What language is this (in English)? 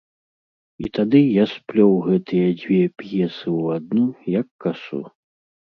Belarusian